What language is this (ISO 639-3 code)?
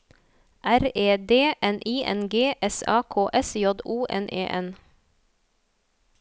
nor